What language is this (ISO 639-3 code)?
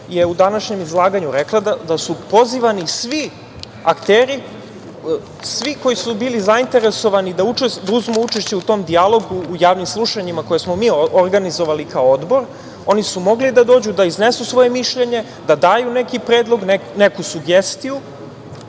srp